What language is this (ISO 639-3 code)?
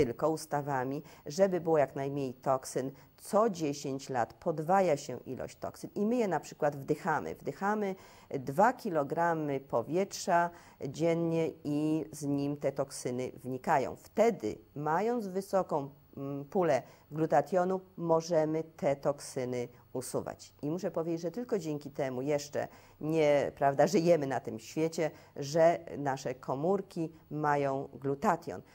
pol